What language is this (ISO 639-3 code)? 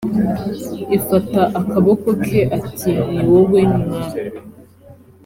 kin